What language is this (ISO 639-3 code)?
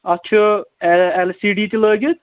kas